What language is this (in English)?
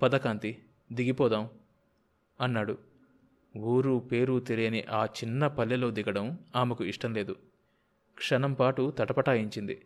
Telugu